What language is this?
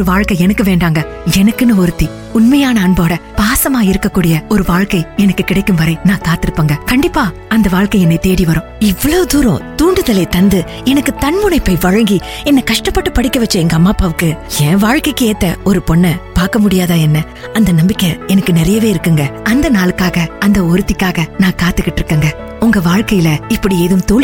Tamil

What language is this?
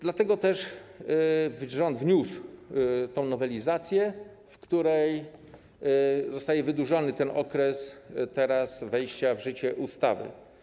Polish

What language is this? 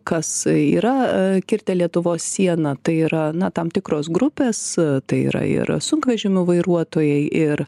Lithuanian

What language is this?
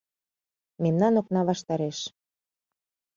Mari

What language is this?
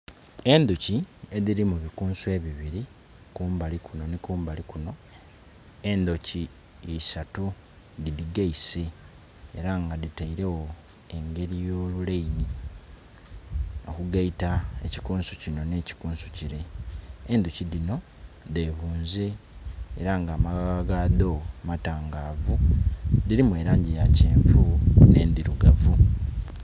Soga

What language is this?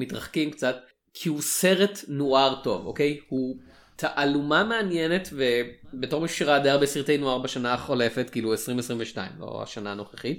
Hebrew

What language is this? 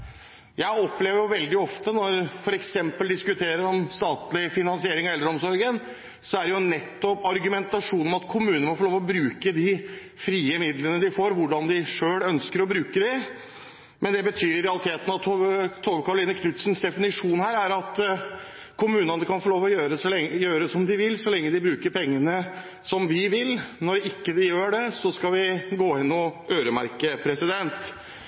Norwegian Bokmål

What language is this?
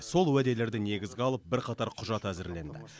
Kazakh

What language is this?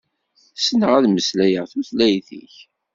Kabyle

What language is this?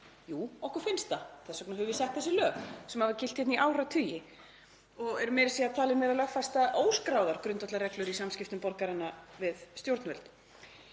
Icelandic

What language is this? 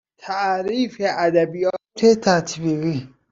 Persian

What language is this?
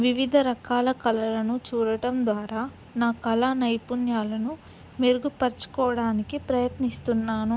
Telugu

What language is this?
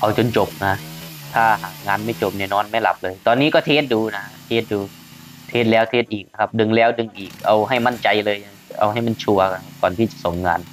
Thai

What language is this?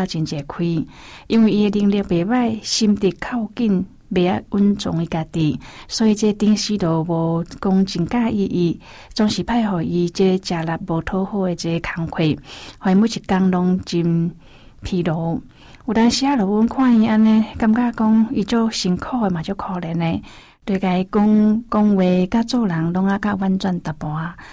Chinese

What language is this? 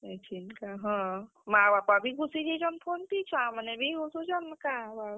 Odia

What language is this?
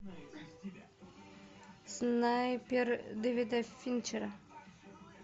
Russian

